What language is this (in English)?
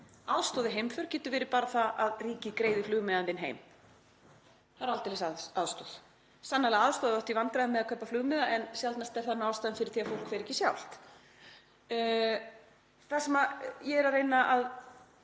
Icelandic